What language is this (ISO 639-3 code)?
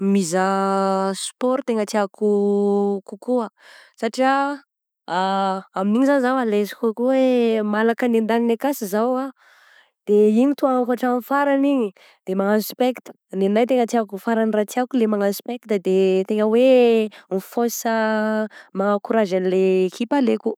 bzc